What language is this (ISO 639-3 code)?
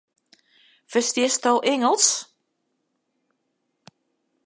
fry